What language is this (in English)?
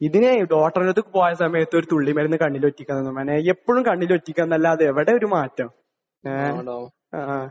Malayalam